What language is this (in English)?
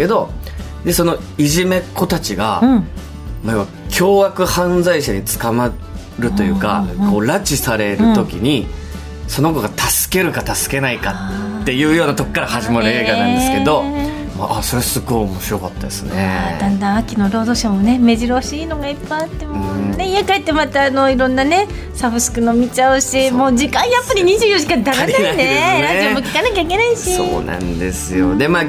Japanese